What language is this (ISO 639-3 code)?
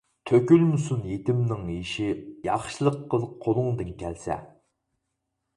uig